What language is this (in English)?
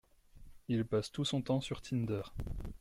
French